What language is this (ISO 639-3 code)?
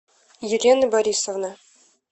rus